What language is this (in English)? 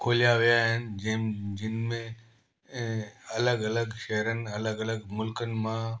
Sindhi